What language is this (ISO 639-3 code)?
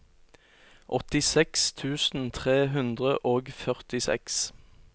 nor